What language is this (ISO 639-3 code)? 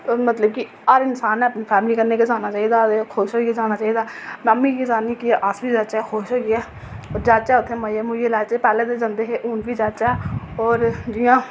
doi